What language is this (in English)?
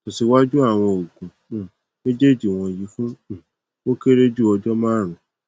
Yoruba